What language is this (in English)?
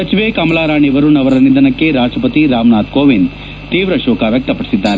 Kannada